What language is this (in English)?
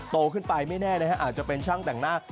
Thai